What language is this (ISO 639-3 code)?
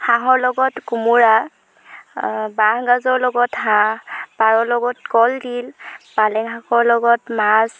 asm